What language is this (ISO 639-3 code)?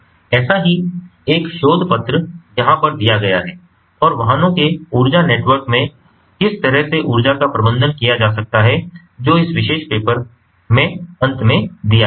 hin